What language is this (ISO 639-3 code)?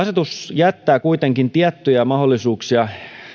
fin